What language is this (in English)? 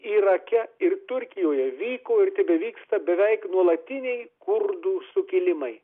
Lithuanian